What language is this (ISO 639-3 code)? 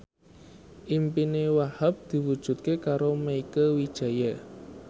jav